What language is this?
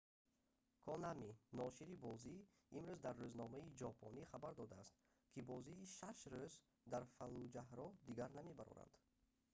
Tajik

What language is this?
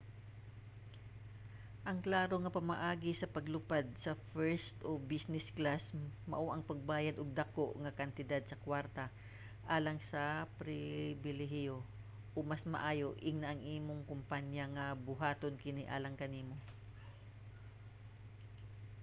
Cebuano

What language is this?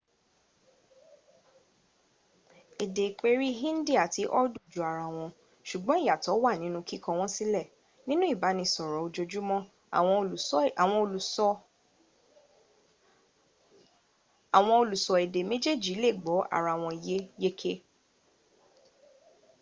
Yoruba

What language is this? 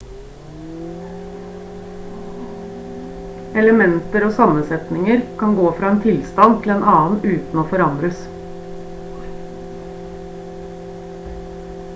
Norwegian Bokmål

